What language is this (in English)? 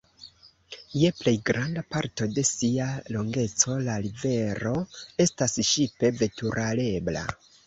Esperanto